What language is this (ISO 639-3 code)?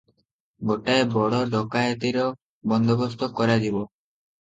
ori